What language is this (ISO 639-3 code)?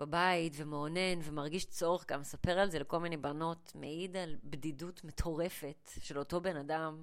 heb